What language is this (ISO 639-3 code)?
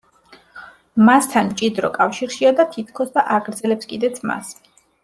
kat